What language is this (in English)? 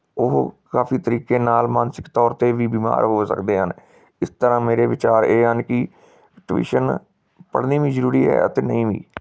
Punjabi